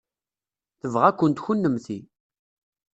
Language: Kabyle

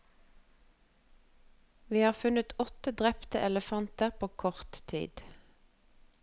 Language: Norwegian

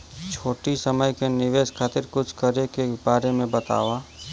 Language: Bhojpuri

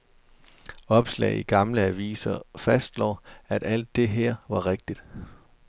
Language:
Danish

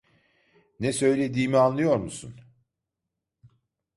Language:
Turkish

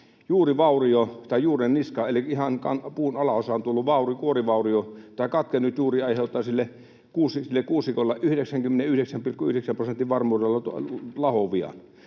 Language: Finnish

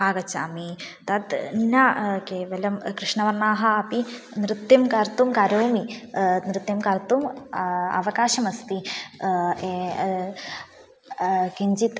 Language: Sanskrit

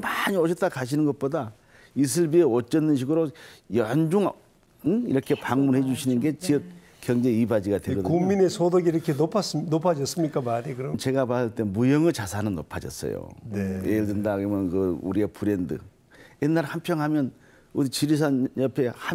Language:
Korean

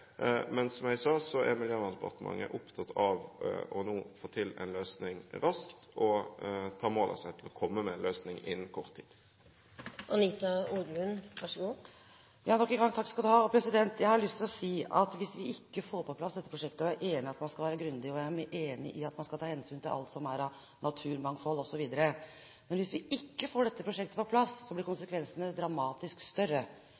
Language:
Norwegian Bokmål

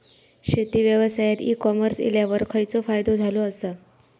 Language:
Marathi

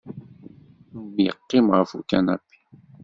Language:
Kabyle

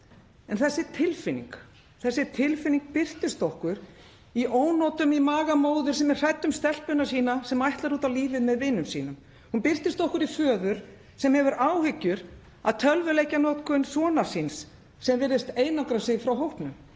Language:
Icelandic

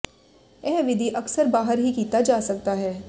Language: Punjabi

